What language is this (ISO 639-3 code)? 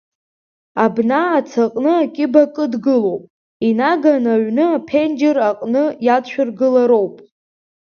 abk